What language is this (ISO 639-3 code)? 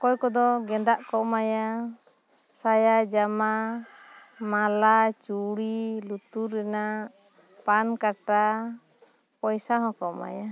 sat